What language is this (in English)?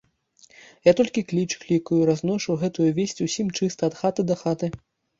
Belarusian